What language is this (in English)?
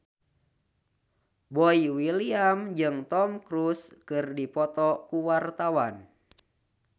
Sundanese